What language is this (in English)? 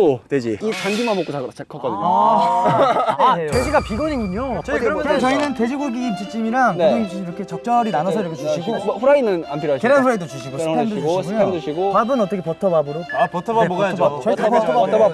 Korean